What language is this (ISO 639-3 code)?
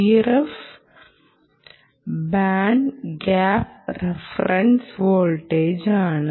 mal